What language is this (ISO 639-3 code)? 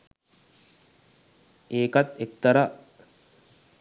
sin